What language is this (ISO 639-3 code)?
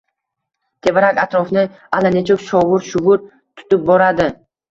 uzb